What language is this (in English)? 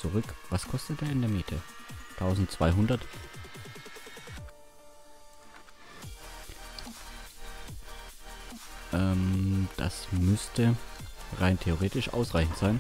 German